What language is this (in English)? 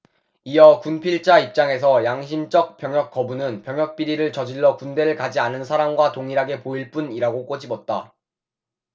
Korean